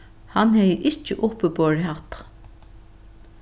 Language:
Faroese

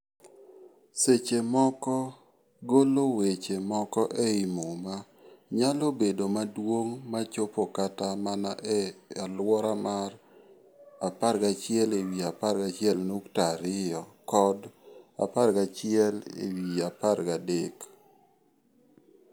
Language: Luo (Kenya and Tanzania)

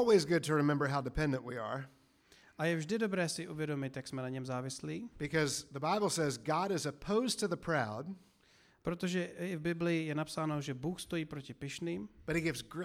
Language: Czech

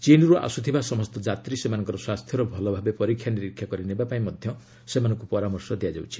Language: Odia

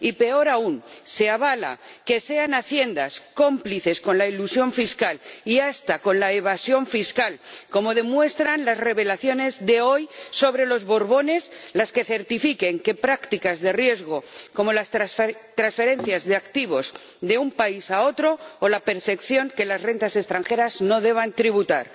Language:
Spanish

